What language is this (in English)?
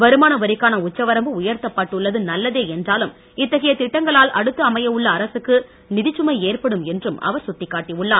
Tamil